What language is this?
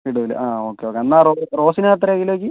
Malayalam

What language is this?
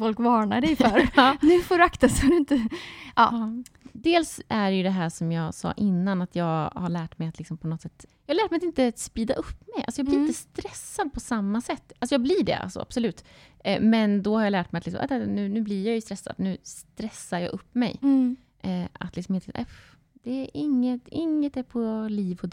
Swedish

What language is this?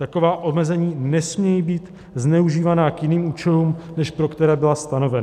Czech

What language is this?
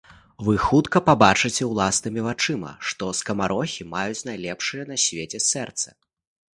Belarusian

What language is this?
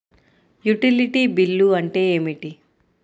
Telugu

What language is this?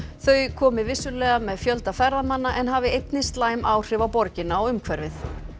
Icelandic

